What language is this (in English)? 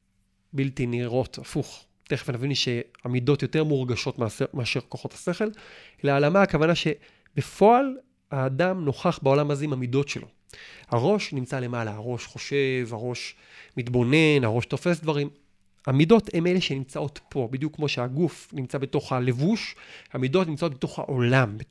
Hebrew